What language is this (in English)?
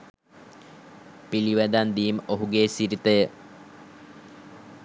Sinhala